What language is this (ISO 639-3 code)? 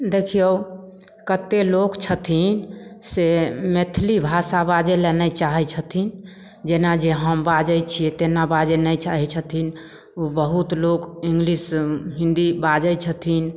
mai